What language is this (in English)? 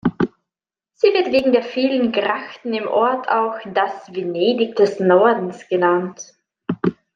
German